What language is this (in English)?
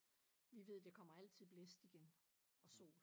Danish